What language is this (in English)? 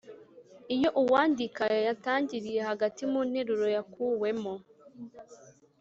Kinyarwanda